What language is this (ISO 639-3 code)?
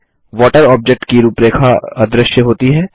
hin